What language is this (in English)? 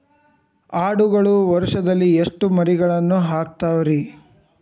Kannada